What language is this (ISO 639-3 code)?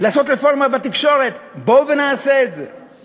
heb